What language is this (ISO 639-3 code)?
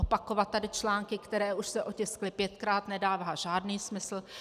ces